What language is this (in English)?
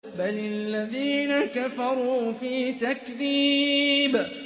Arabic